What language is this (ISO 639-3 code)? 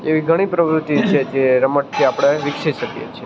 guj